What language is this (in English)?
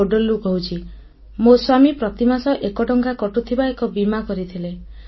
Odia